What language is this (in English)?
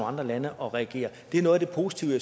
Danish